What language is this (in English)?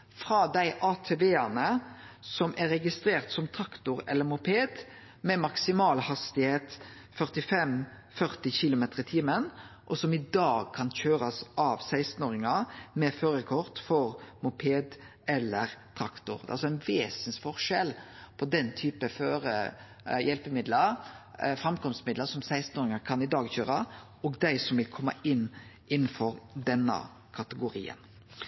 Norwegian Nynorsk